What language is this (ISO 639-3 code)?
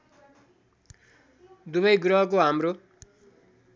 nep